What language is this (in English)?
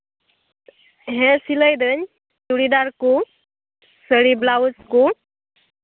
Santali